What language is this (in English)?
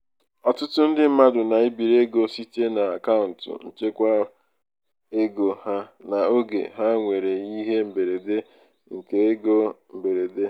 Igbo